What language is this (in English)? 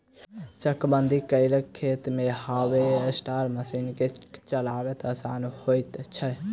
Maithili